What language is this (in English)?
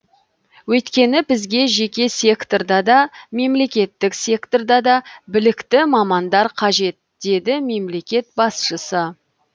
Kazakh